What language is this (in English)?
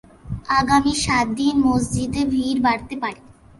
Bangla